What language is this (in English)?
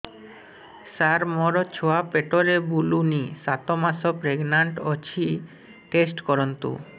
Odia